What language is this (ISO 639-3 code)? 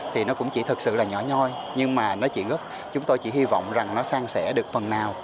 vie